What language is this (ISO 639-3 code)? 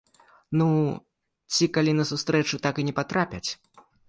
bel